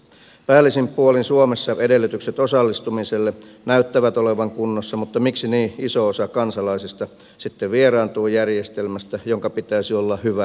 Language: Finnish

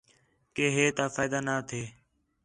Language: Khetrani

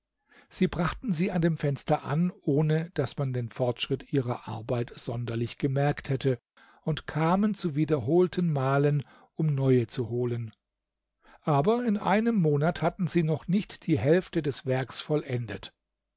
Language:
German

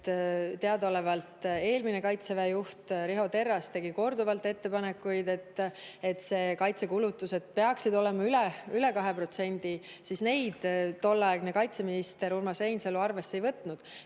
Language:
Estonian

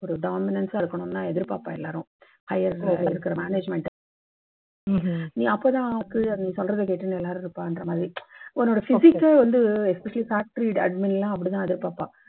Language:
Tamil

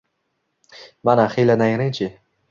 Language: Uzbek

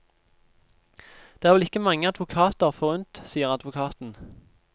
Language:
Norwegian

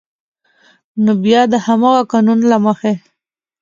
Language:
Pashto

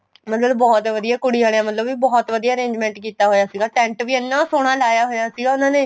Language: Punjabi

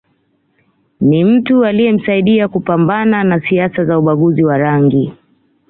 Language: Swahili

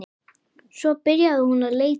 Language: Icelandic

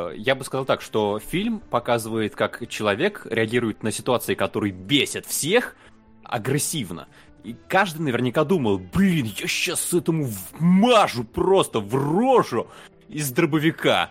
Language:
Russian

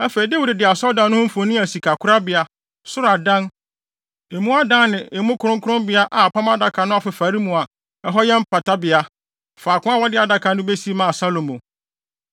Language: Akan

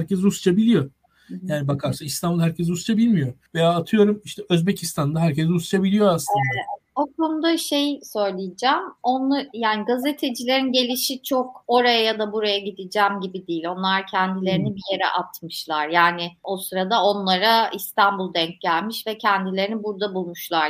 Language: Turkish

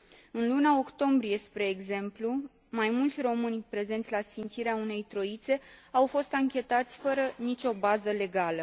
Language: Romanian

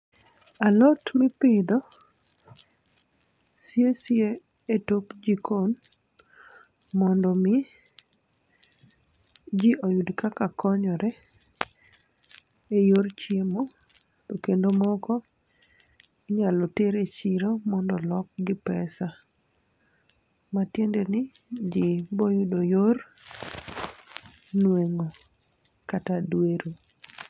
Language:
Luo (Kenya and Tanzania)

